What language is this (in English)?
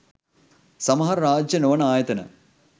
Sinhala